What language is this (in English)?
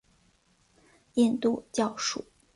Chinese